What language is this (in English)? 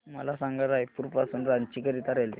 Marathi